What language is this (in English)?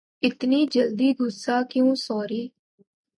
Urdu